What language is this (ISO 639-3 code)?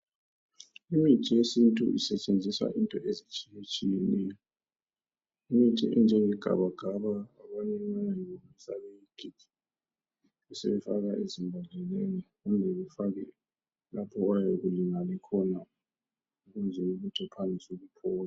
nde